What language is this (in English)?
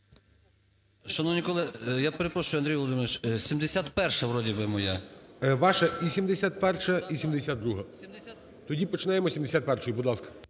Ukrainian